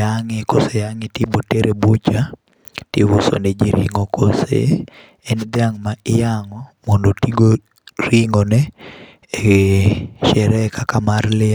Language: Luo (Kenya and Tanzania)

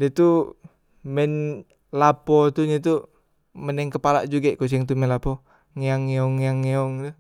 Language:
Musi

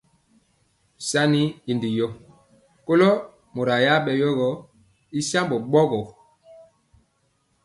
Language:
Mpiemo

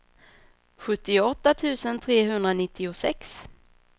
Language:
Swedish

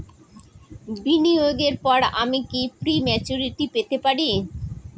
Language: Bangla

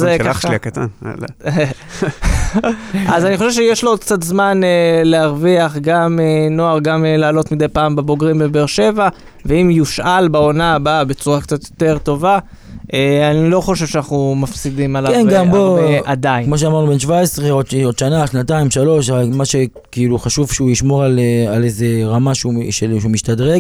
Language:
Hebrew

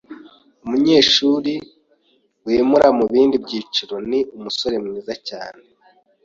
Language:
Kinyarwanda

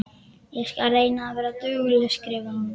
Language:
Icelandic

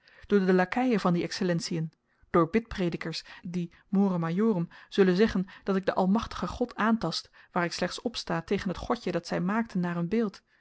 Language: Dutch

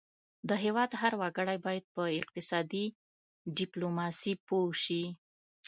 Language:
Pashto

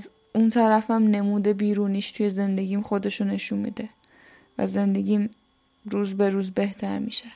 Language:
Persian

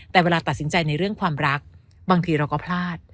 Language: Thai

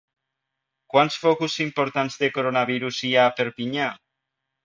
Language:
Catalan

